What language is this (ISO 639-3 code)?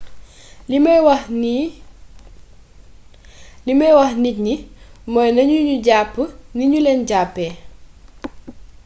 wol